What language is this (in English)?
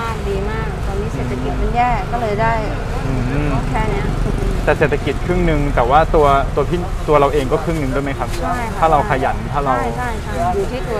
Thai